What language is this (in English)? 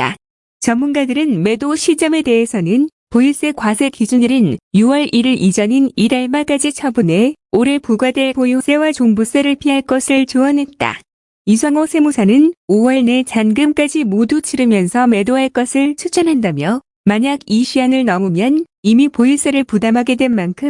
Korean